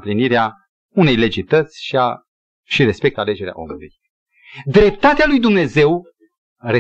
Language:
Romanian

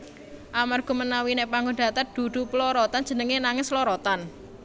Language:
Javanese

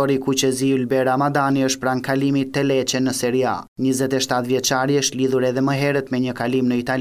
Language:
Romanian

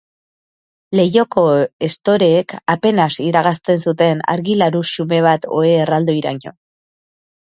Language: Basque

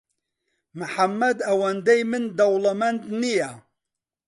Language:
Central Kurdish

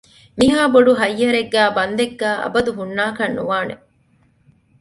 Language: Divehi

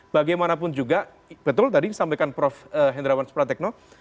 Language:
Indonesian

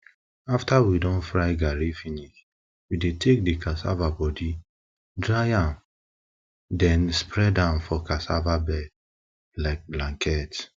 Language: Nigerian Pidgin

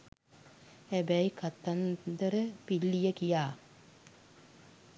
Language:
Sinhala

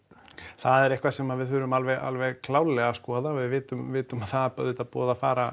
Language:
Icelandic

